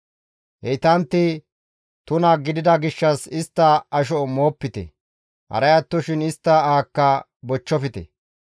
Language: Gamo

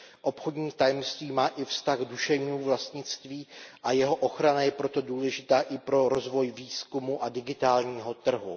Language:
Czech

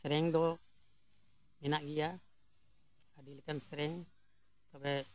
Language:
Santali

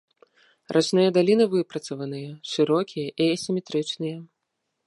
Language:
Belarusian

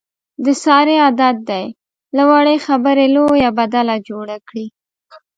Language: Pashto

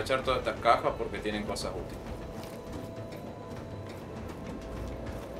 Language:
Spanish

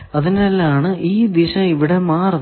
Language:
Malayalam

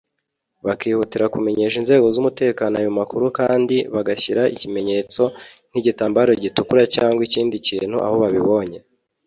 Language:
Kinyarwanda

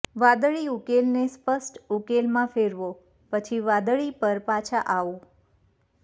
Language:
Gujarati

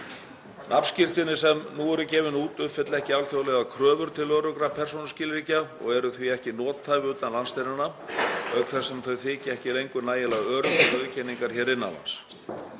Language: Icelandic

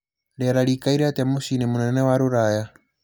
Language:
Kikuyu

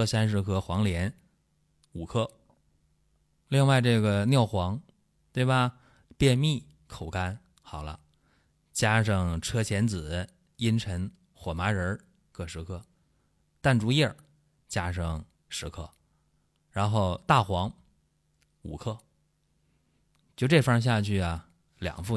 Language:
Chinese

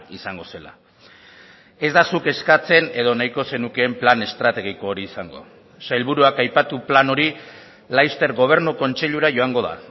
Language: Basque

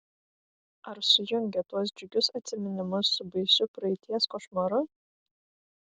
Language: Lithuanian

